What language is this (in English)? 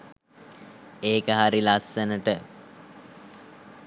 Sinhala